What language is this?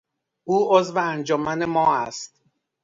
Persian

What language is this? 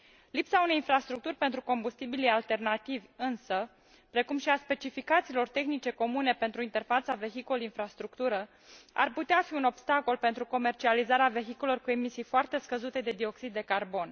Romanian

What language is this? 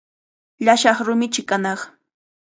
Cajatambo North Lima Quechua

